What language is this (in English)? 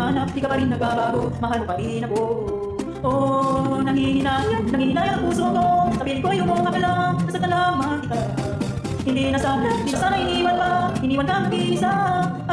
Filipino